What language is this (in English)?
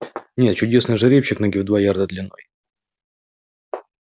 Russian